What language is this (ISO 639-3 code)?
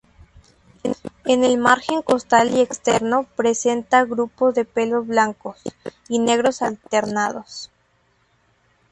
spa